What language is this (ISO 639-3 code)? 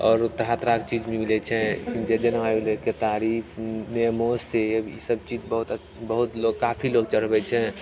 mai